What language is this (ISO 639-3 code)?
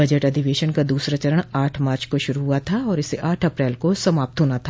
hin